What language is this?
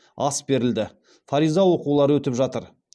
Kazakh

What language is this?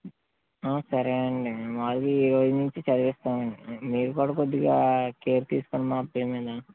Telugu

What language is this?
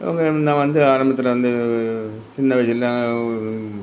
Tamil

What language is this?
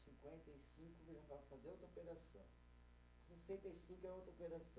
Portuguese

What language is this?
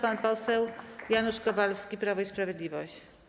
Polish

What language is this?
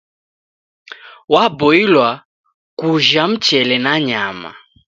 Taita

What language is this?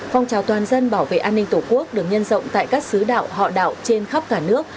Vietnamese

